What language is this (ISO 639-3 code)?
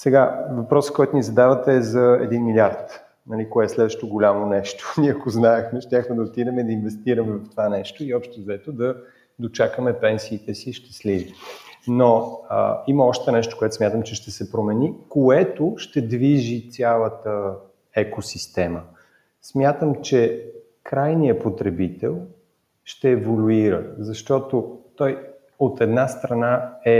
bul